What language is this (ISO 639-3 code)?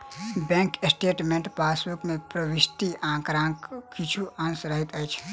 mai